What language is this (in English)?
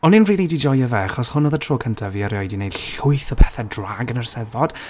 Welsh